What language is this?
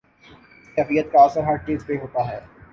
Urdu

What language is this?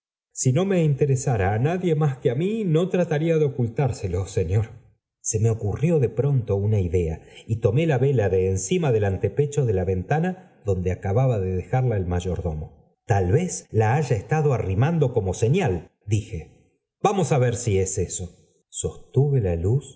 Spanish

